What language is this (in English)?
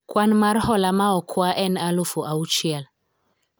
Luo (Kenya and Tanzania)